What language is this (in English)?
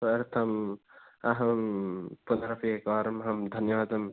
Sanskrit